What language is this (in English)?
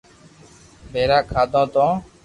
Loarki